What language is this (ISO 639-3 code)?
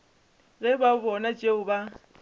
nso